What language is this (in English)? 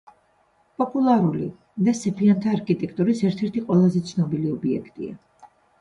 Georgian